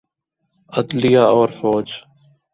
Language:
Urdu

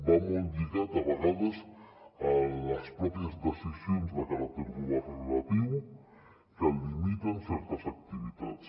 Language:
Catalan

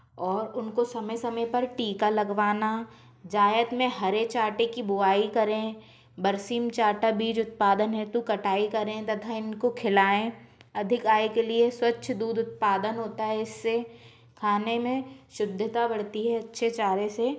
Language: Hindi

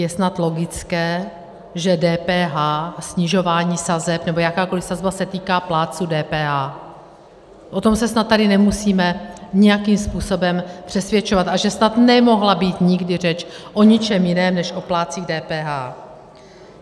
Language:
Czech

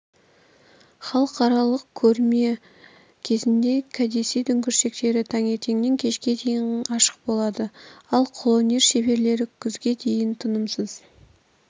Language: Kazakh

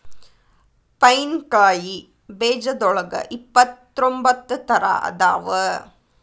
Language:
Kannada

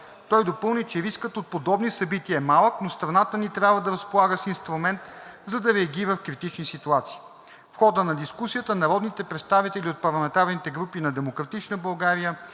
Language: Bulgarian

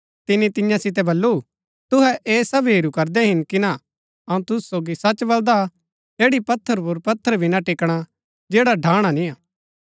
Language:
Gaddi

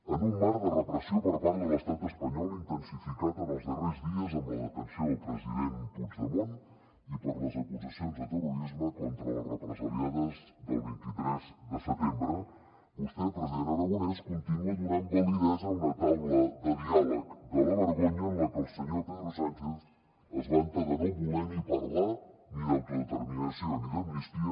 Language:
Catalan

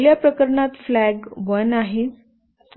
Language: Marathi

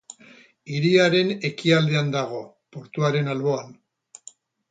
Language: Basque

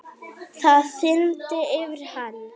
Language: Icelandic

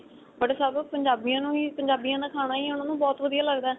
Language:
Punjabi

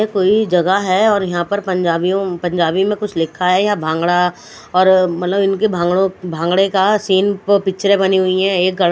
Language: Hindi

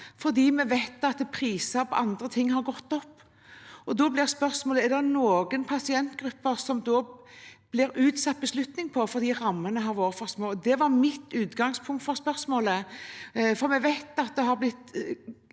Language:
Norwegian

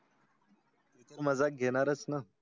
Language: Marathi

